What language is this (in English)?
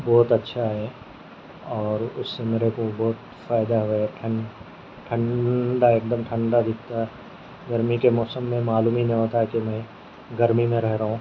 Urdu